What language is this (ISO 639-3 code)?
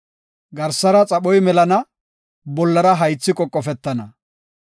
gof